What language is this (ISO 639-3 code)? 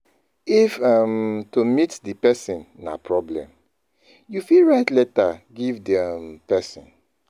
pcm